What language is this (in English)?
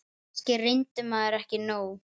Icelandic